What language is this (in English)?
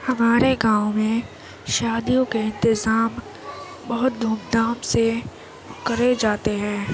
Urdu